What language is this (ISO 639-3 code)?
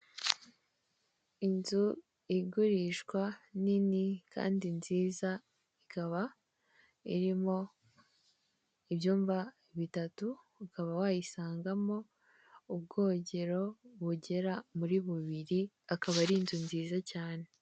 kin